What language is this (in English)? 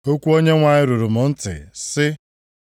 Igbo